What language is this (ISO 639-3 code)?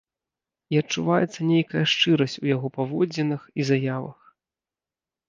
bel